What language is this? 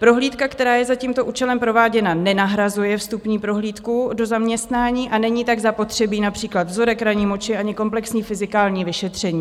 Czech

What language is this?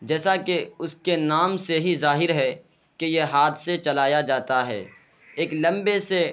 Urdu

